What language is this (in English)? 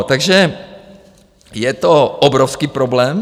Czech